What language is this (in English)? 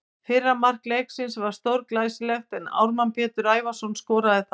Icelandic